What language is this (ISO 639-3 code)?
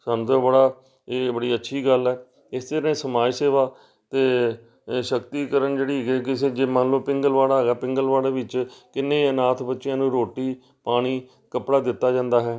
pan